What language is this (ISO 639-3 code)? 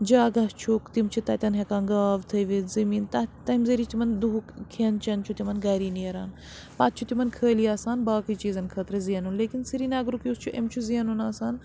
kas